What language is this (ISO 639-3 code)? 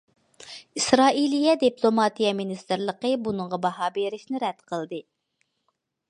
uig